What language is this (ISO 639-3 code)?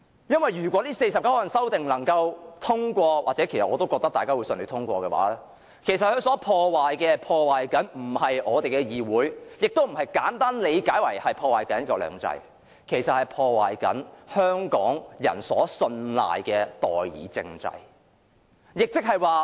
yue